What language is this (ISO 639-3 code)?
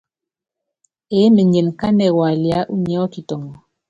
yav